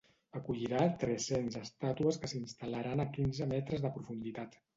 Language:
Catalan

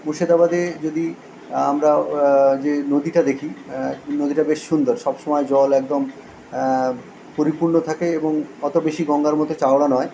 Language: Bangla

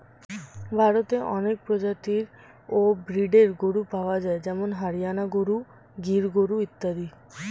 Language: Bangla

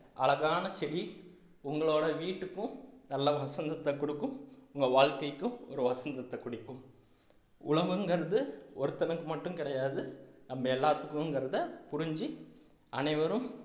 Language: Tamil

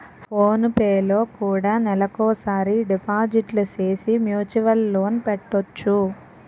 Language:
Telugu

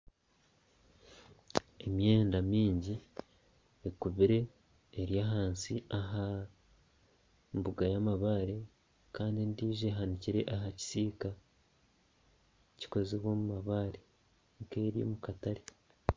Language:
Nyankole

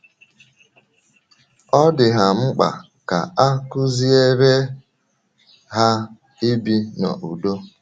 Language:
Igbo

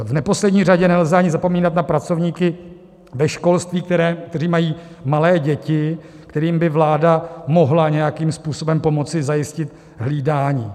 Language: Czech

